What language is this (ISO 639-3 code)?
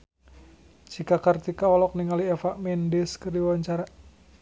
sun